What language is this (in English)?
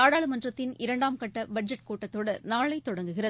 Tamil